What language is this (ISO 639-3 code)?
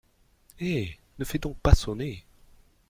fra